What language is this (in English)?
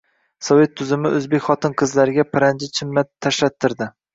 Uzbek